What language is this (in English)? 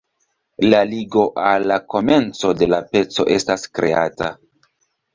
Esperanto